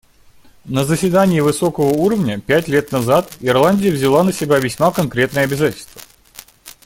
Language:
Russian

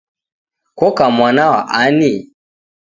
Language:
Taita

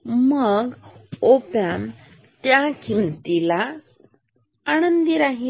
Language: Marathi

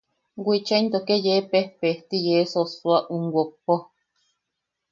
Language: Yaqui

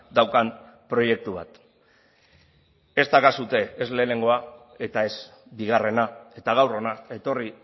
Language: Basque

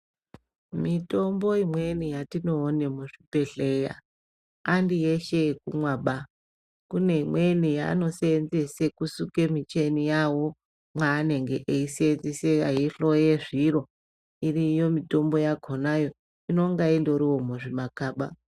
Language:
Ndau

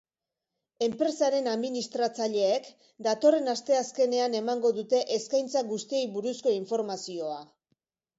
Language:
Basque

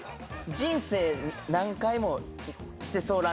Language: Japanese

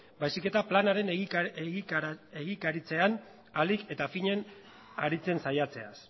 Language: Basque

